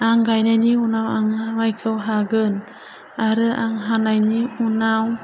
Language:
Bodo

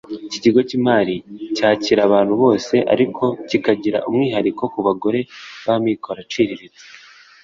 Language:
Kinyarwanda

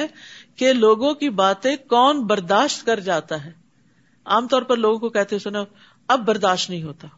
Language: Urdu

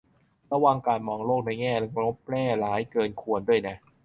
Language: Thai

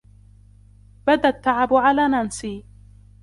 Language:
Arabic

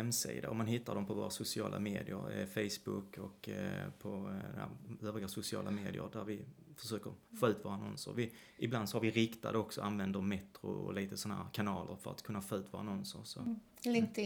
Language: Swedish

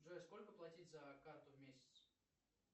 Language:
Russian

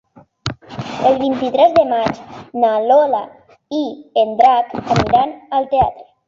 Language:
Catalan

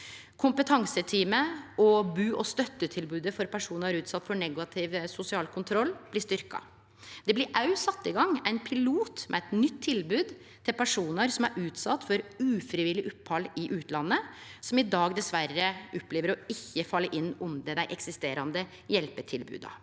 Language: Norwegian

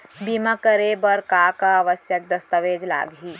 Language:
Chhattisgarhi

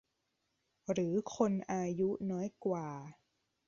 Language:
Thai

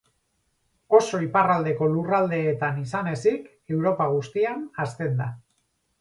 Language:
Basque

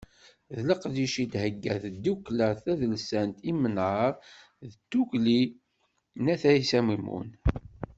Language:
Kabyle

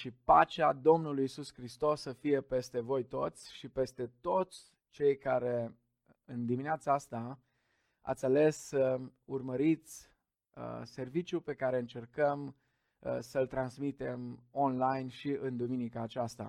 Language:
Romanian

